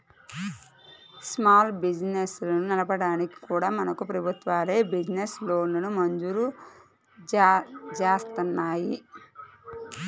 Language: Telugu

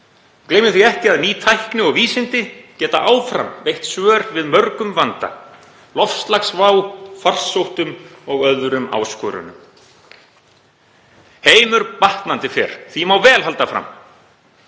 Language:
Icelandic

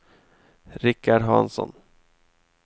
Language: Swedish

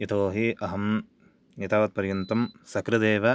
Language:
Sanskrit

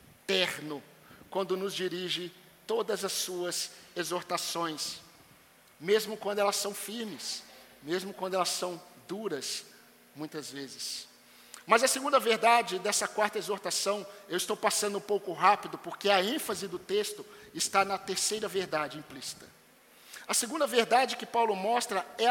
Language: Portuguese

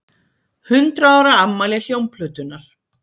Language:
Icelandic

